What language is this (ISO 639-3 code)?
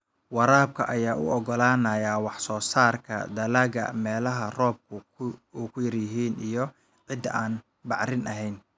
som